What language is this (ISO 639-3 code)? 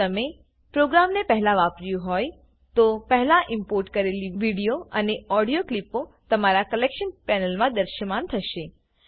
guj